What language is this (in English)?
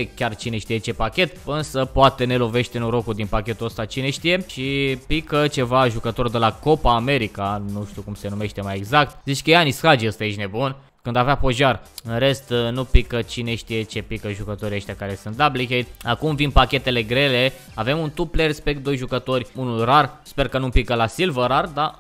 Romanian